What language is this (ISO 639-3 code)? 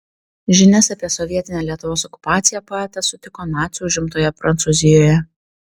lit